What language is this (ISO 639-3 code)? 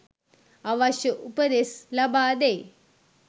sin